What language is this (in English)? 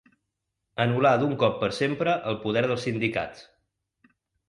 Catalan